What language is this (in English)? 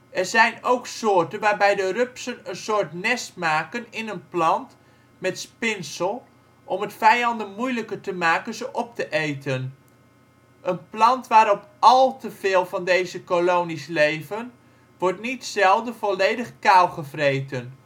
Dutch